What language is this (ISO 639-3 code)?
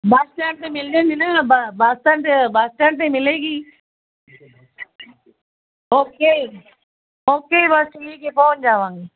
pan